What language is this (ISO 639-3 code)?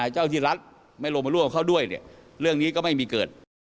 tha